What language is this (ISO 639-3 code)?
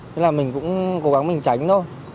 vie